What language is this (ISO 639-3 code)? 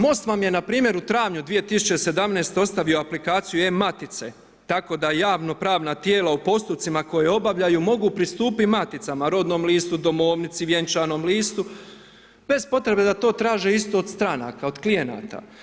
hrv